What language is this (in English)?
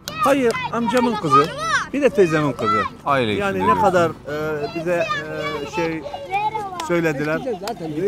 Turkish